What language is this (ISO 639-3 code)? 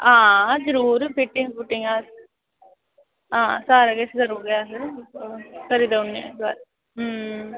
doi